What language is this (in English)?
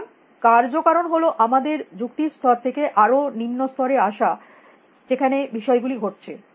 Bangla